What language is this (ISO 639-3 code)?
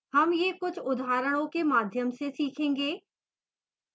hin